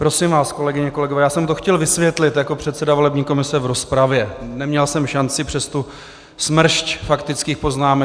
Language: Czech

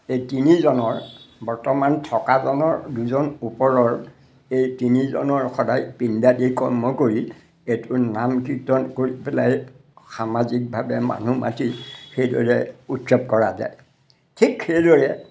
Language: Assamese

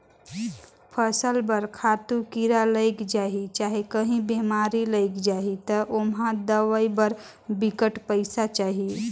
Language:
Chhattisgarhi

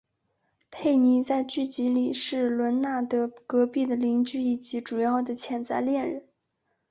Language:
Chinese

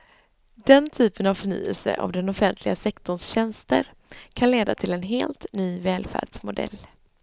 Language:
Swedish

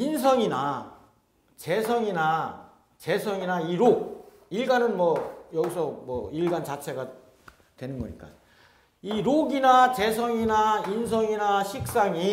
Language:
Korean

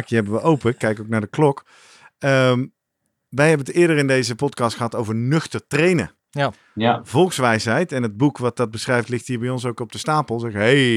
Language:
Dutch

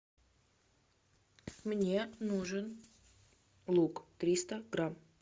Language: Russian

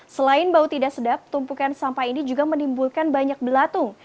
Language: Indonesian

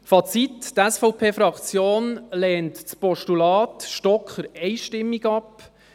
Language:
Swiss German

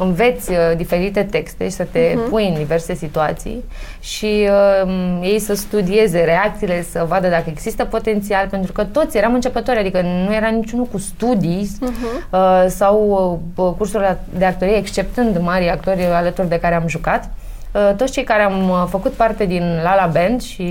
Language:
Romanian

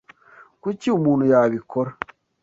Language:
Kinyarwanda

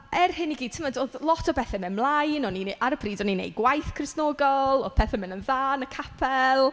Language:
Welsh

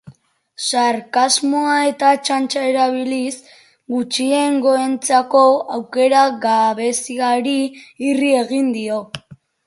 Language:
Basque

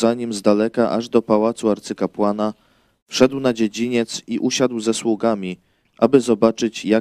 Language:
Polish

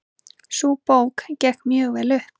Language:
Icelandic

